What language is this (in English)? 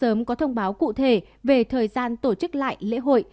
Vietnamese